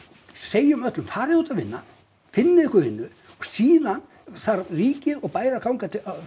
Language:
Icelandic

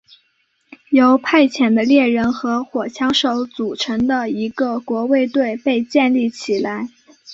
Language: Chinese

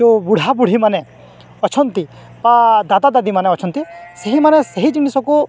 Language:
Odia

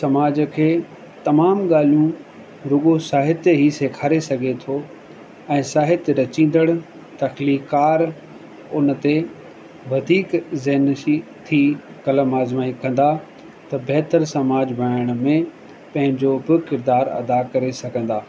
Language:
Sindhi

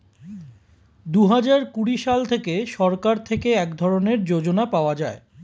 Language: Bangla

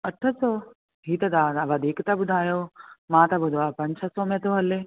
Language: Sindhi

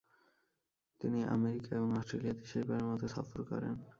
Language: Bangla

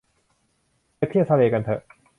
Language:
Thai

